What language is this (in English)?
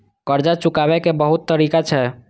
Maithili